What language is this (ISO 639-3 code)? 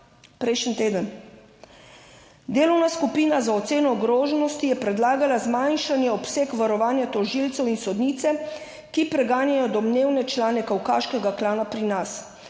slv